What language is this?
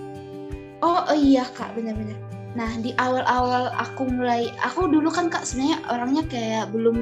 Indonesian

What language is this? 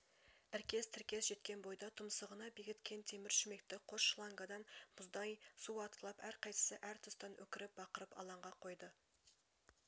Kazakh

